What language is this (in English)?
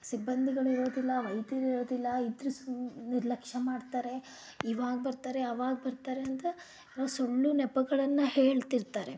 Kannada